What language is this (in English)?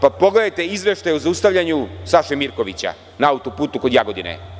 Serbian